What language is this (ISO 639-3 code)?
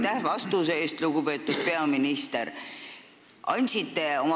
est